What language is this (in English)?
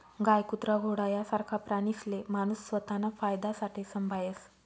Marathi